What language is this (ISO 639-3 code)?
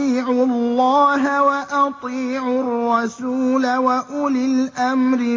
ara